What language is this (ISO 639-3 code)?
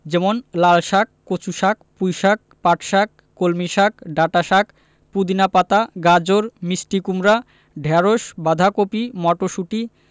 ben